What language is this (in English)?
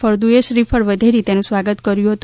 Gujarati